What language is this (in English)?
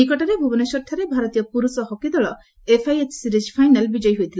Odia